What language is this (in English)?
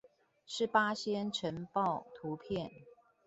Chinese